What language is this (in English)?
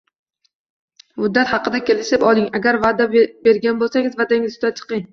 Uzbek